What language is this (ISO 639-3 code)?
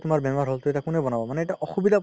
asm